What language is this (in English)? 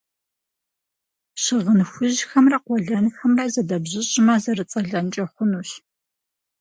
Kabardian